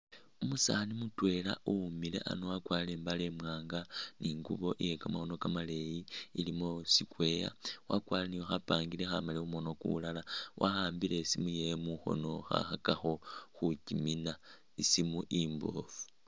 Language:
Masaaba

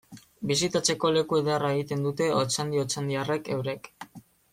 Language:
Basque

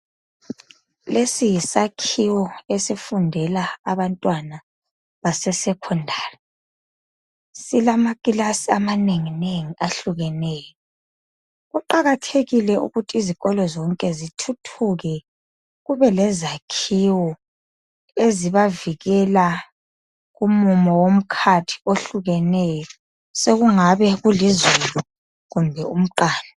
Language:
North Ndebele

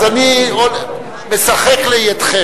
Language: Hebrew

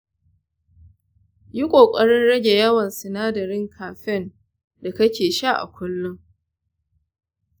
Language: Hausa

